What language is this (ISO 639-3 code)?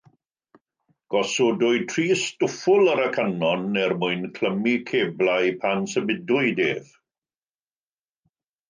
cym